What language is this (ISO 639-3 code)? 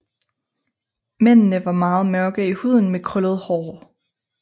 dan